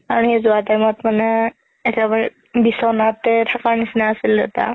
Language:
Assamese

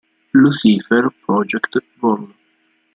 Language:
Italian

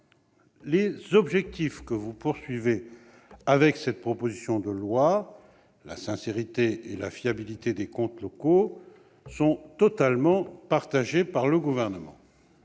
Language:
French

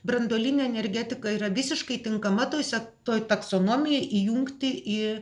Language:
Lithuanian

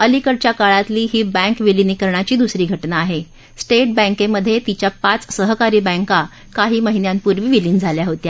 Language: Marathi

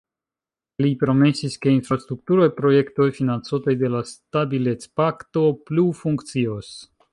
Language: Esperanto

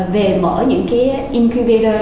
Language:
Vietnamese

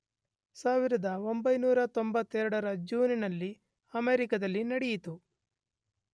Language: Kannada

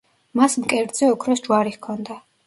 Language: Georgian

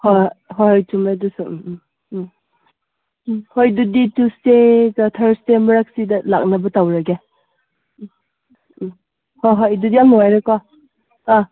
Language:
Manipuri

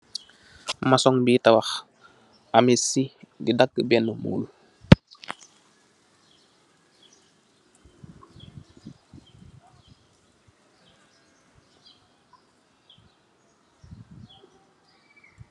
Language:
Wolof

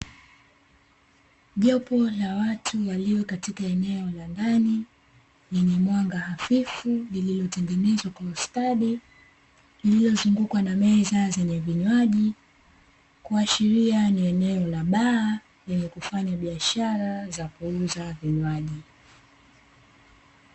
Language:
Swahili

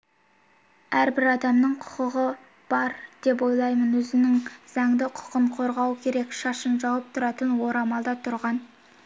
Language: Kazakh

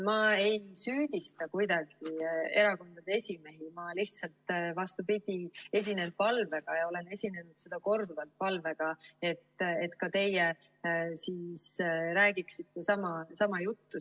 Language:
Estonian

